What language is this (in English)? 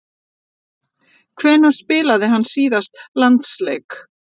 Icelandic